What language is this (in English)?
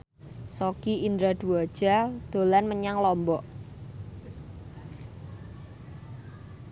Javanese